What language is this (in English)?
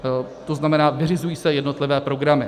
Czech